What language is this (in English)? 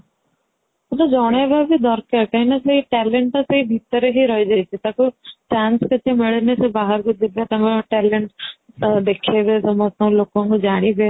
Odia